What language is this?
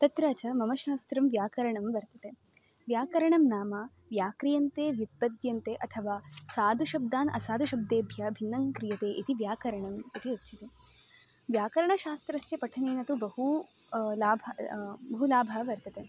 Sanskrit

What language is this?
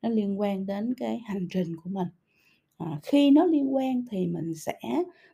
Vietnamese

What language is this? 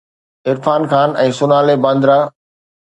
Sindhi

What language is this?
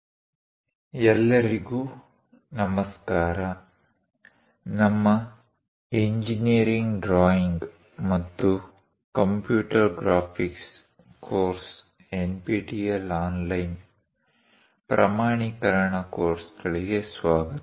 Kannada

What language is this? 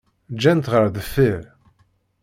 Kabyle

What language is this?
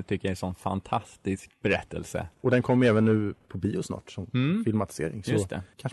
Swedish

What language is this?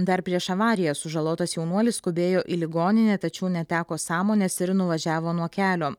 Lithuanian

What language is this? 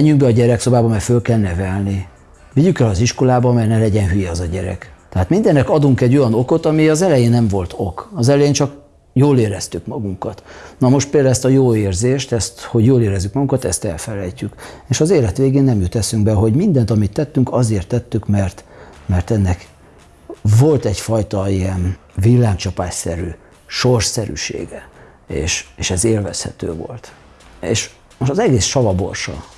Hungarian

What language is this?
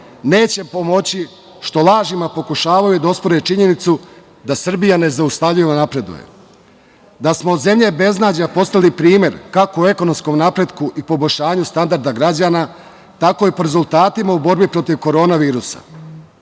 Serbian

